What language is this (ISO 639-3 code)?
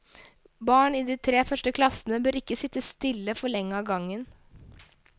nor